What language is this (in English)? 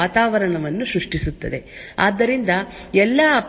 Kannada